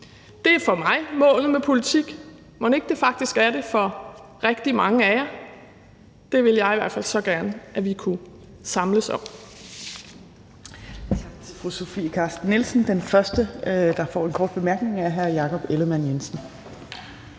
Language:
Danish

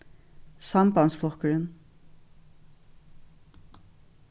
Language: Faroese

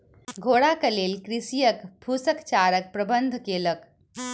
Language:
Maithili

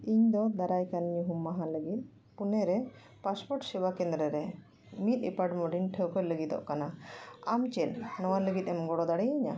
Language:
Santali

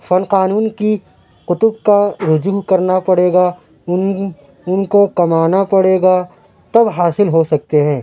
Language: Urdu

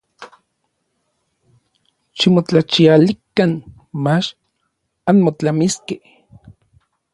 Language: Orizaba Nahuatl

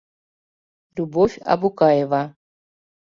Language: Mari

